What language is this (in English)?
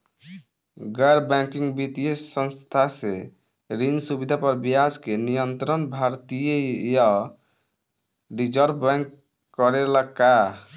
Bhojpuri